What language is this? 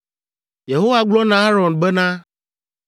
Ewe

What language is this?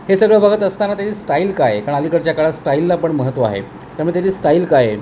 Marathi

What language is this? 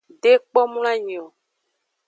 Aja (Benin)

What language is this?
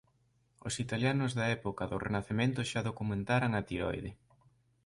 Galician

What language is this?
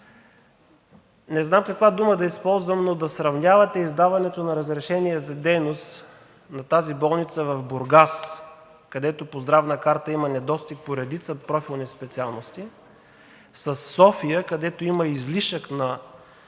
Bulgarian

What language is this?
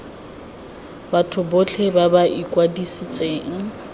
Tswana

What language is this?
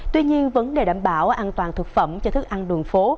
Vietnamese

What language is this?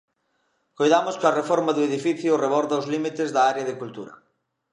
Galician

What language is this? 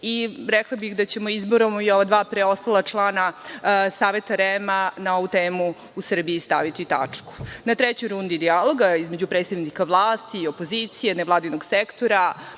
Serbian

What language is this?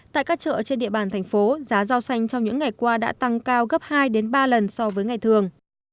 Vietnamese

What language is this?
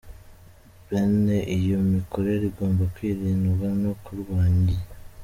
Kinyarwanda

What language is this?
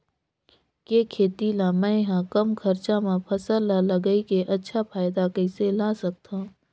Chhattisgarhi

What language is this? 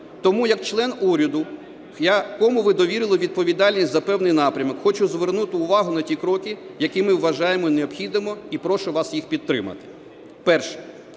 Ukrainian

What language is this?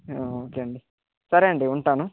Telugu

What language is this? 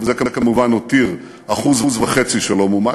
Hebrew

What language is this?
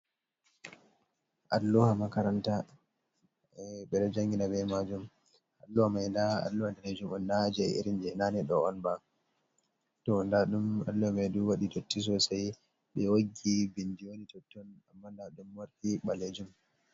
Fula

